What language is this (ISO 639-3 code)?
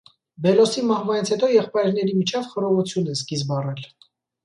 hye